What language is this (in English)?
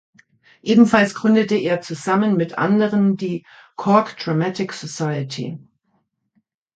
German